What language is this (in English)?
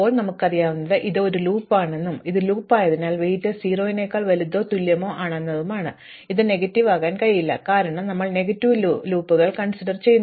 Malayalam